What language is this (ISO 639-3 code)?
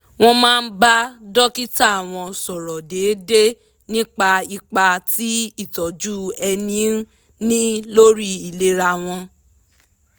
yor